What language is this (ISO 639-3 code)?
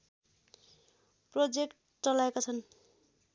nep